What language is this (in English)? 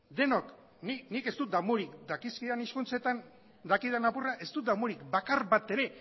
Basque